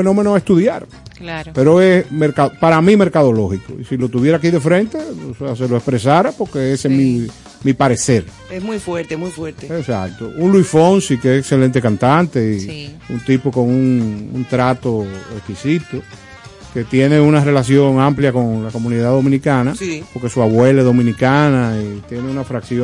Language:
Spanish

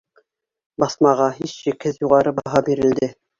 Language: Bashkir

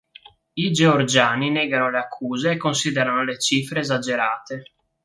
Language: Italian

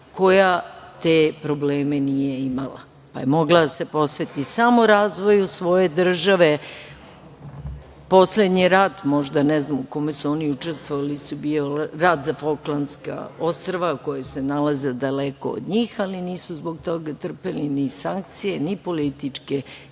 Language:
Serbian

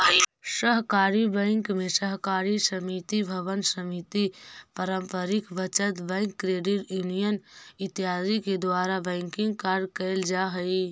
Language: Magahi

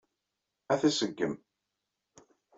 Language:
Kabyle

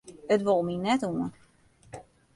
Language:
Western Frisian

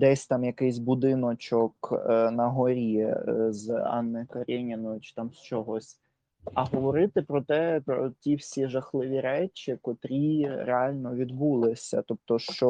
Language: Ukrainian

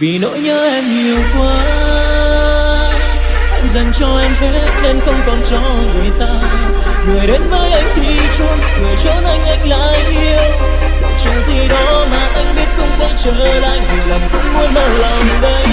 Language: Vietnamese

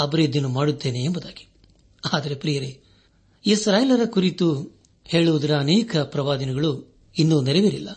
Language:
Kannada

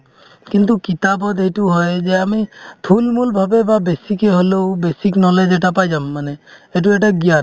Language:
Assamese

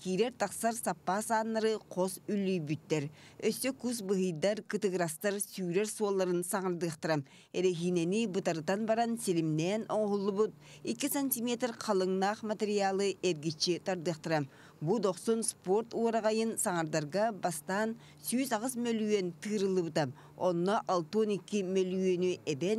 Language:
Turkish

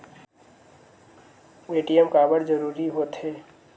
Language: Chhattisgarhi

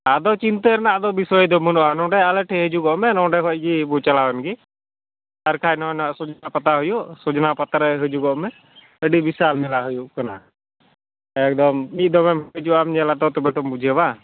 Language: Santali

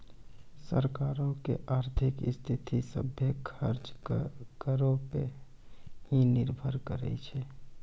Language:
Maithili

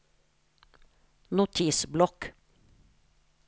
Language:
Norwegian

